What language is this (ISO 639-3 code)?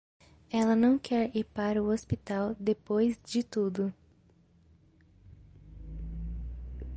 por